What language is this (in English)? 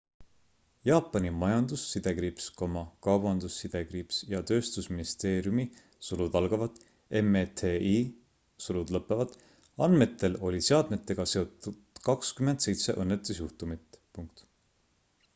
Estonian